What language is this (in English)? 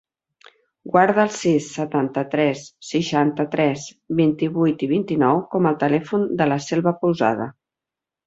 Catalan